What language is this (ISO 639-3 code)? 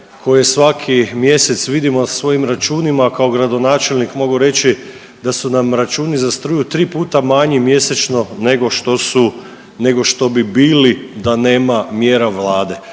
hrv